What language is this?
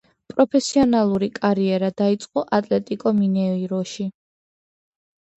Georgian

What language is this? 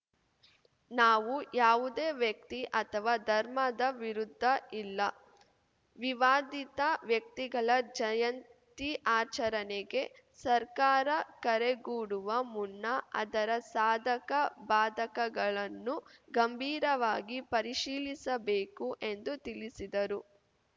Kannada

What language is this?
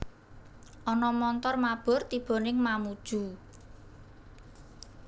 Javanese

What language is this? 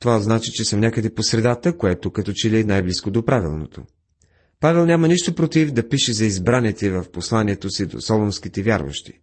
Bulgarian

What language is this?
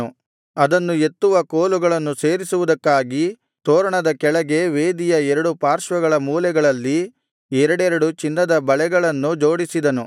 Kannada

